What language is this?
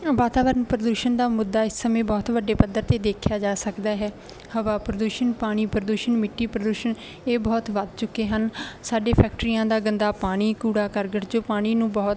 Punjabi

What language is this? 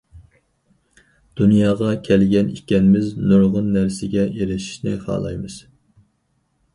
Uyghur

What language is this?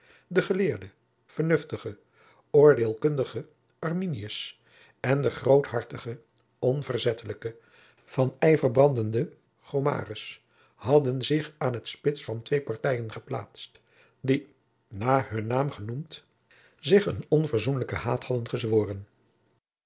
Dutch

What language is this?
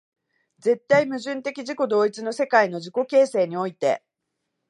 Japanese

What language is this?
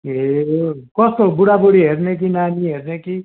Nepali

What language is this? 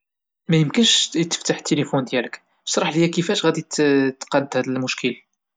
Moroccan Arabic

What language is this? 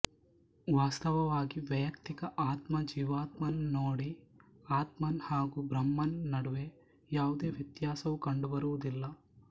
Kannada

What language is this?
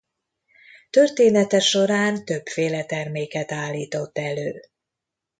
Hungarian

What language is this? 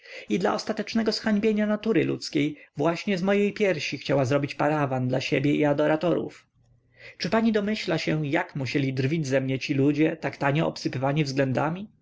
Polish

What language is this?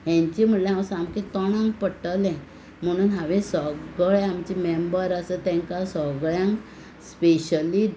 Konkani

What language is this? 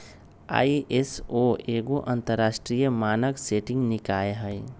Magahi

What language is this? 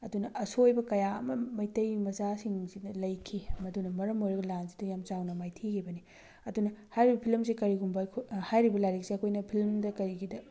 Manipuri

